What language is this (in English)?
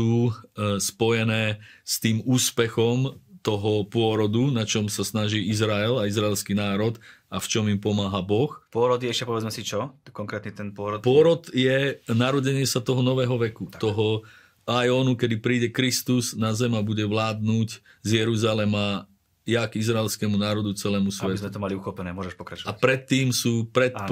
Slovak